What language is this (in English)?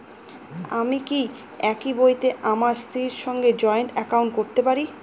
Bangla